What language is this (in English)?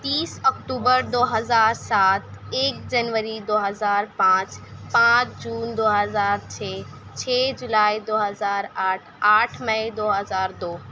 Urdu